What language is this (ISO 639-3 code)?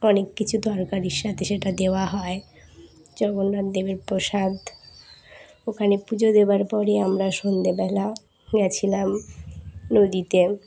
ben